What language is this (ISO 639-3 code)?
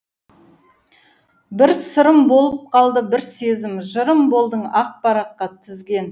kaz